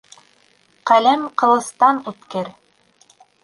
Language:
Bashkir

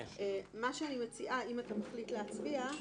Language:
Hebrew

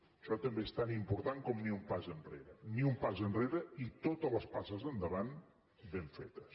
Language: Catalan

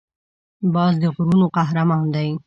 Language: Pashto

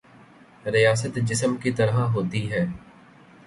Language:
Urdu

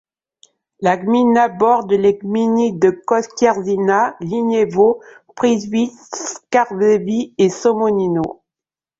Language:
French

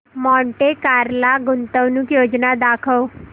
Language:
Marathi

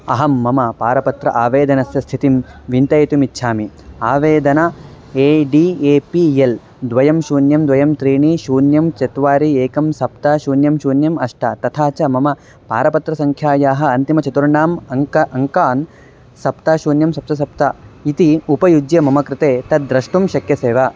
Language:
Sanskrit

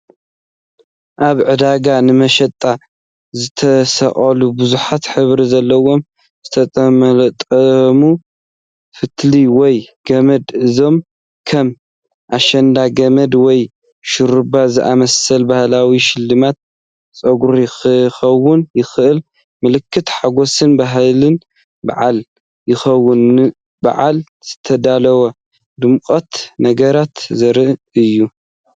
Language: Tigrinya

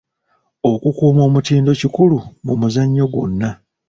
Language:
Ganda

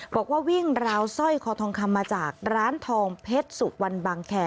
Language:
Thai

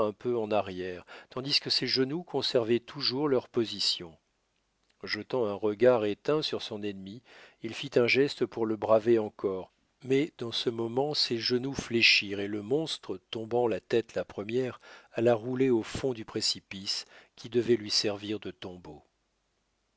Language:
French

